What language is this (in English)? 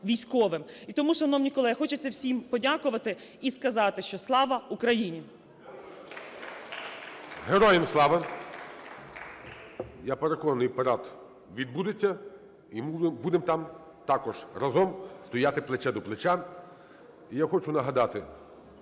Ukrainian